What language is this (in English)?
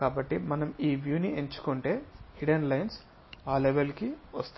Telugu